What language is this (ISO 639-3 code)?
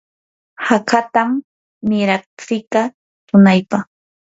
qur